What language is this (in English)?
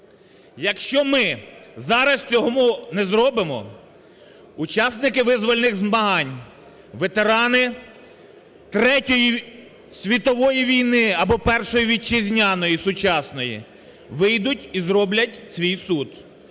Ukrainian